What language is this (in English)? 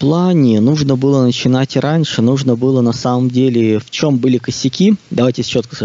Russian